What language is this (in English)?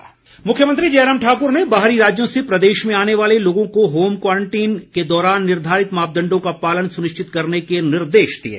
Hindi